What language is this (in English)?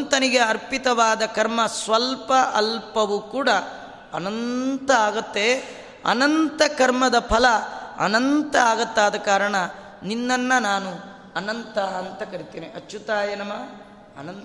Kannada